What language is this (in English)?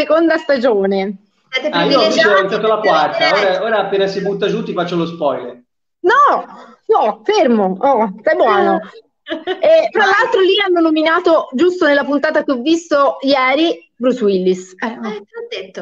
Italian